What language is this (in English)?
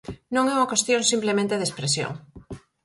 Galician